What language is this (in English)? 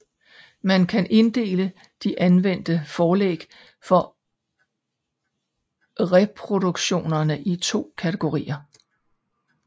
Danish